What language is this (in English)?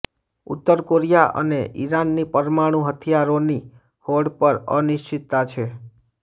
Gujarati